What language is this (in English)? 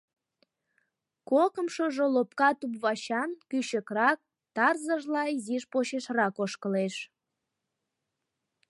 Mari